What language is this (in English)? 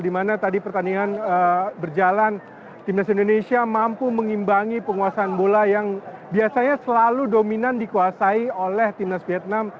Indonesian